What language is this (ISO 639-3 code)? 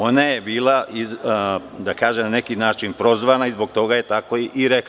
srp